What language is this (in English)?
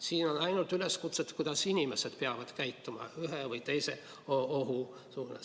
Estonian